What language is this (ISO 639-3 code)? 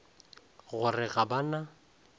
nso